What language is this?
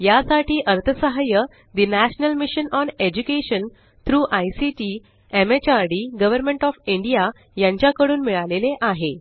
Marathi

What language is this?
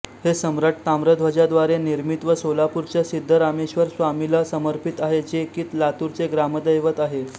Marathi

